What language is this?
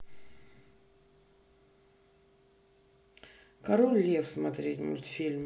Russian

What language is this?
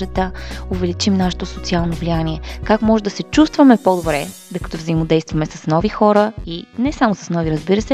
Bulgarian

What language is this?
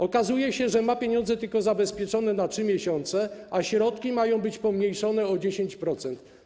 Polish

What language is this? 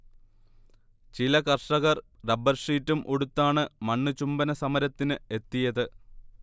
Malayalam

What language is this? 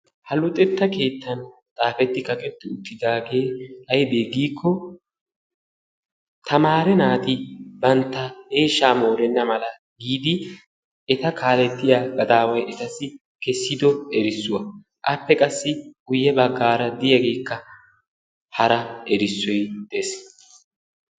Wolaytta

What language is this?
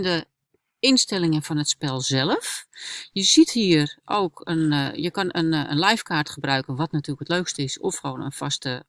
Dutch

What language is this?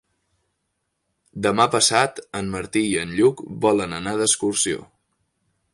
Catalan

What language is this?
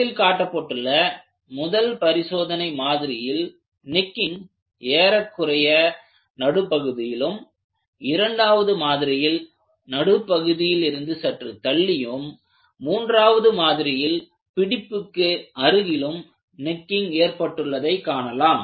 Tamil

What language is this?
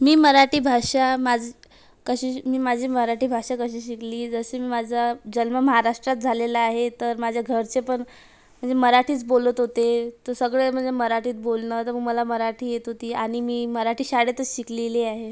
Marathi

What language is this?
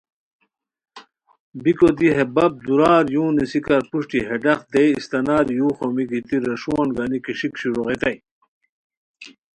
Khowar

